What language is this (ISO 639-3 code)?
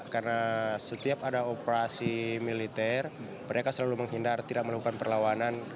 ind